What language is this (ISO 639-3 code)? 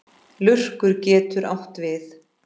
isl